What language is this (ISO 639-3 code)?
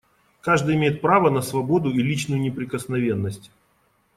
rus